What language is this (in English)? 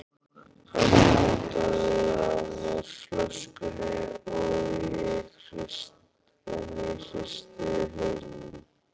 Icelandic